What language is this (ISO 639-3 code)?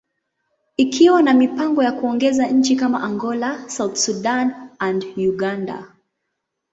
swa